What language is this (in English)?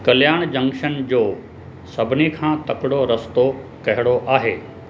Sindhi